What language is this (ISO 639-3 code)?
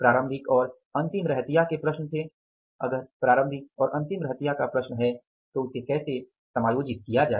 hin